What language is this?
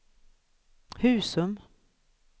Swedish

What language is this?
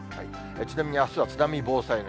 Japanese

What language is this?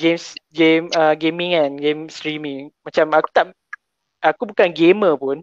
Malay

